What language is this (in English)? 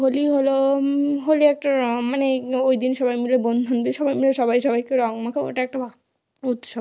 Bangla